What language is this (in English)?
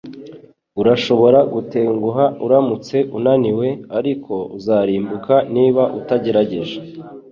Kinyarwanda